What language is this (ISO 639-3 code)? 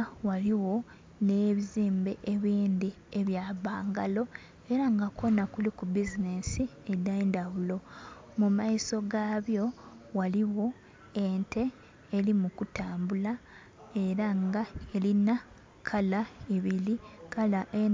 xog